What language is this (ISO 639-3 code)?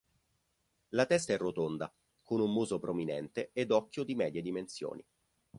ita